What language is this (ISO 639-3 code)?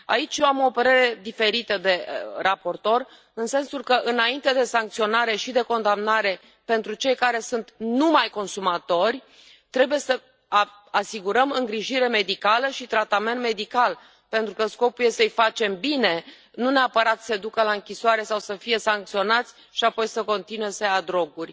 ron